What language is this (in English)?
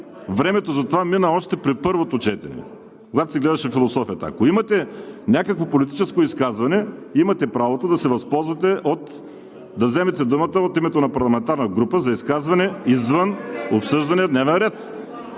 Bulgarian